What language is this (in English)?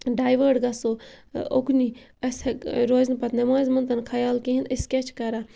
Kashmiri